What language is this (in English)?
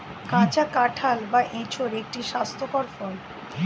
Bangla